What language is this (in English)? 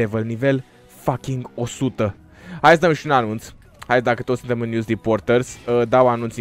Romanian